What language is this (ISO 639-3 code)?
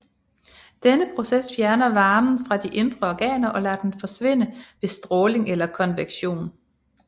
dan